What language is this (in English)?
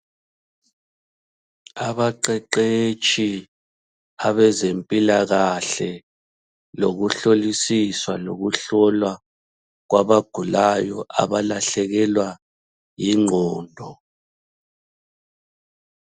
North Ndebele